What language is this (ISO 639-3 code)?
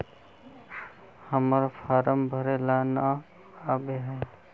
mag